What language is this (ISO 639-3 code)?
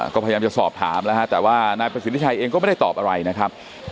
tha